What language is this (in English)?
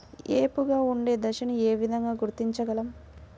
Telugu